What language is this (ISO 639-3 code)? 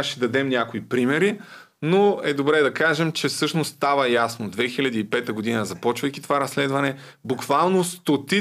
bul